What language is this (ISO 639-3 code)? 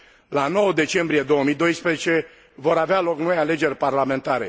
ron